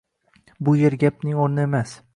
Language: Uzbek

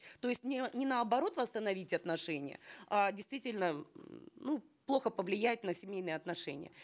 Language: Kazakh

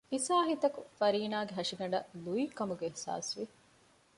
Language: Divehi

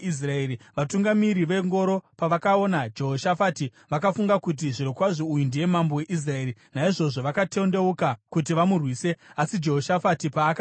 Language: Shona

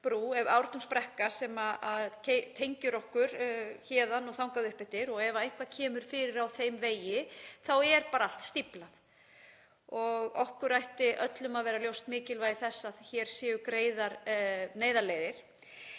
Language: Icelandic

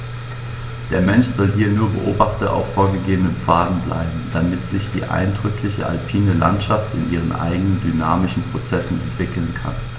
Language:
German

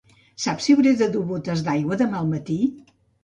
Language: Catalan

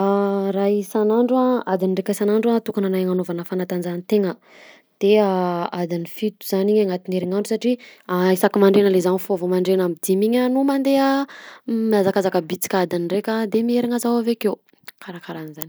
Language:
Southern Betsimisaraka Malagasy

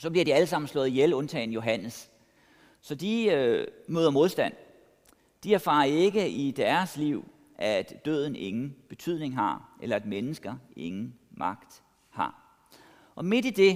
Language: Danish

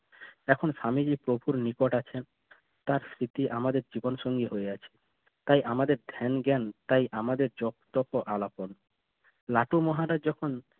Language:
Bangla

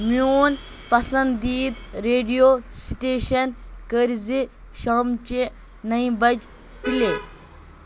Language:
Kashmiri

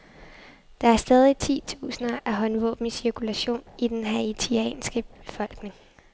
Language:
Danish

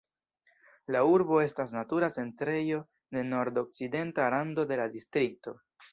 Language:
Esperanto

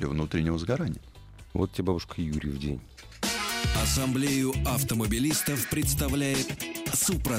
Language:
Russian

